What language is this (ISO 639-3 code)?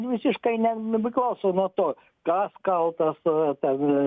lit